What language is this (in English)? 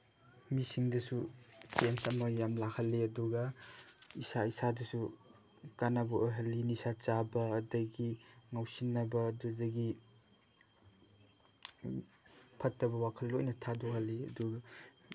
Manipuri